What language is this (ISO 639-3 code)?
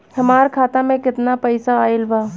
bho